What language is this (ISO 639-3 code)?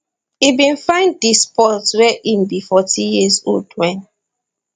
pcm